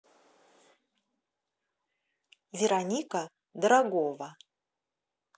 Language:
Russian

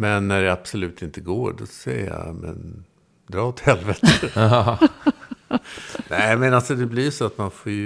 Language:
Swedish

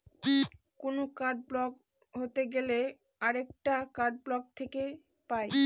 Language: Bangla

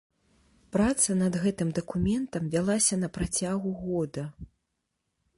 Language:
Belarusian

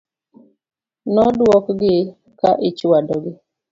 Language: Luo (Kenya and Tanzania)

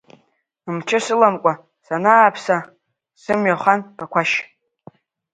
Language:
Abkhazian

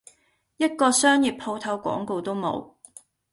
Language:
Cantonese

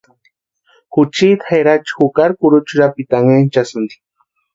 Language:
Western Highland Purepecha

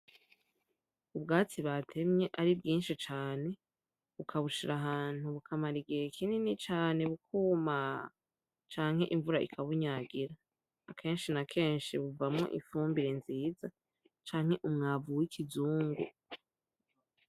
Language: Rundi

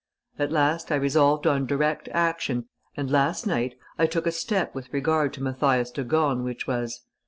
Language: English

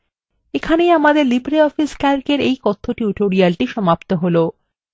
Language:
Bangla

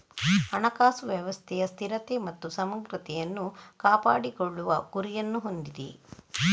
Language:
Kannada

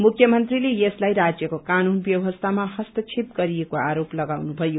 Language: Nepali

